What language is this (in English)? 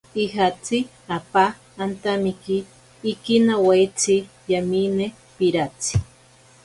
Ashéninka Perené